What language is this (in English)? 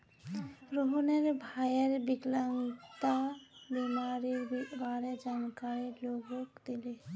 Magahi